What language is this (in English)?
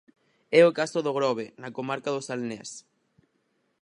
Galician